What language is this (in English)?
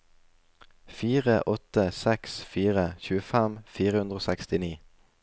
Norwegian